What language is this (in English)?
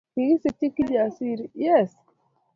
Kalenjin